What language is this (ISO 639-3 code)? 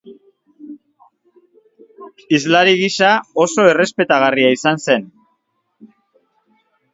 eus